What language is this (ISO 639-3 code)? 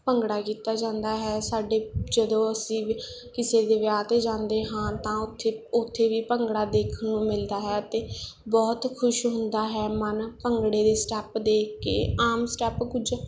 pan